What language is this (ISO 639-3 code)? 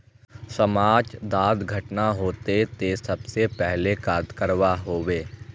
mag